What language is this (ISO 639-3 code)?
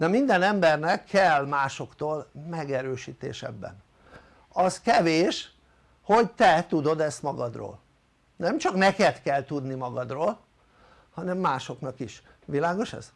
hun